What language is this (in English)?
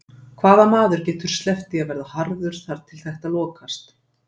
Icelandic